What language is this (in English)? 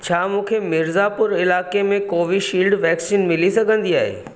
Sindhi